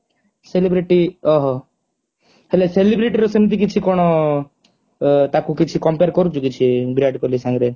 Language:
Odia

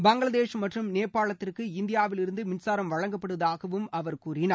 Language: Tamil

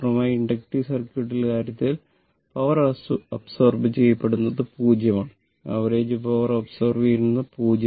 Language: Malayalam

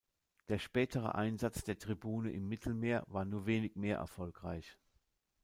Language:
German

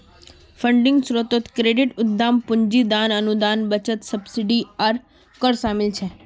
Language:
Magahi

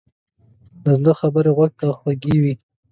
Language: Pashto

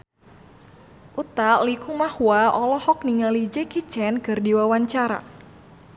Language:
Sundanese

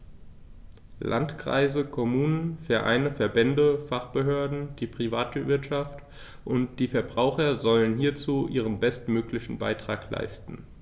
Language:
German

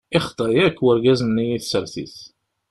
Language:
Kabyle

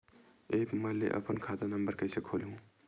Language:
Chhattisgarhi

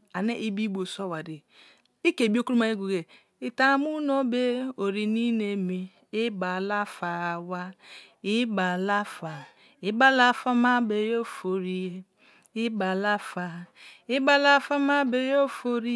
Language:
Kalabari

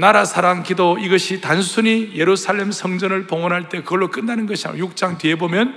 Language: Korean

